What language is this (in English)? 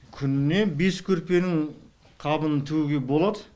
Kazakh